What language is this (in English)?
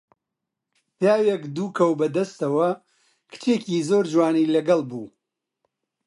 Central Kurdish